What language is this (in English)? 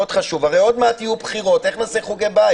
Hebrew